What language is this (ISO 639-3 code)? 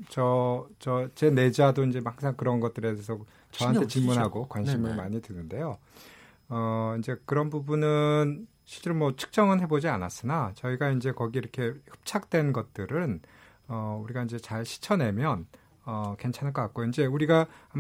kor